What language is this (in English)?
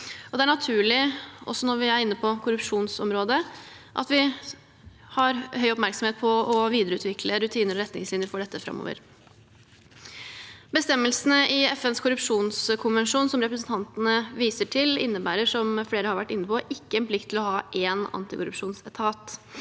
Norwegian